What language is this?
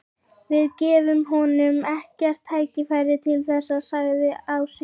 Icelandic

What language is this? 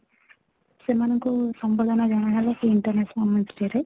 Odia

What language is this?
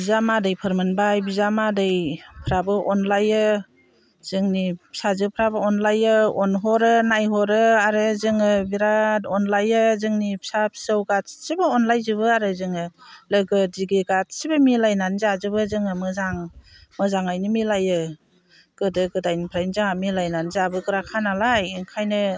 Bodo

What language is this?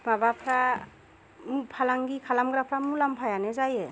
Bodo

